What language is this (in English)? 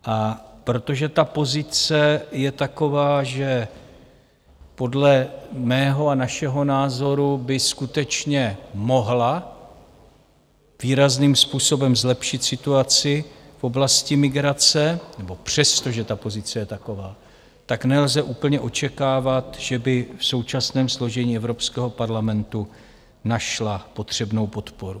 Czech